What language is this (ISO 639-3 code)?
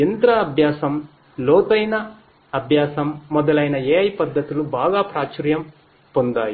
tel